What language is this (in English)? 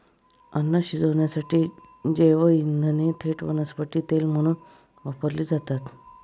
Marathi